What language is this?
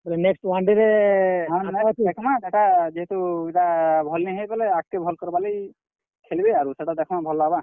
Odia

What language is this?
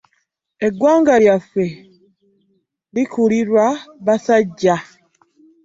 Ganda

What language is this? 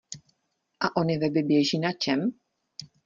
Czech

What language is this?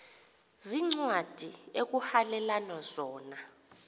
Xhosa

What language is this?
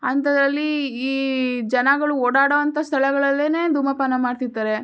Kannada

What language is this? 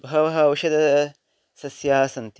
Sanskrit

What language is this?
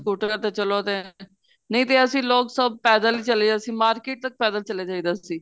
Punjabi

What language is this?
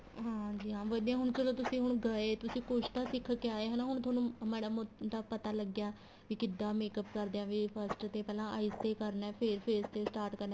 Punjabi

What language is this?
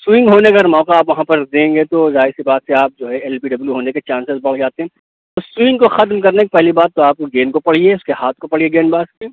Urdu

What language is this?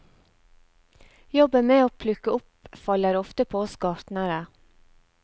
Norwegian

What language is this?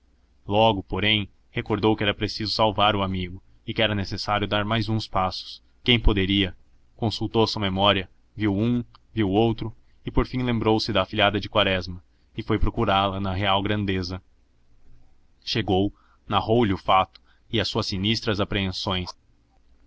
Portuguese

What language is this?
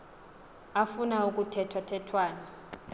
Xhosa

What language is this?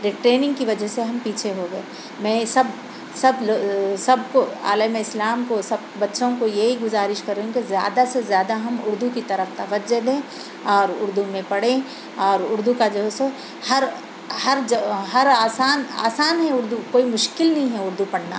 Urdu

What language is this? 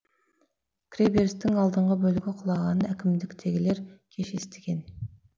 Kazakh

